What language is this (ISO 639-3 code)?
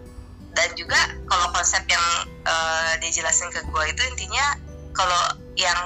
ind